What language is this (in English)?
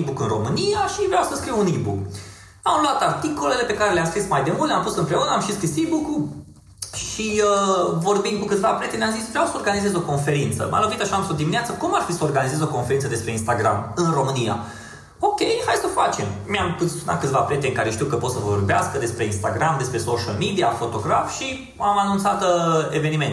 Romanian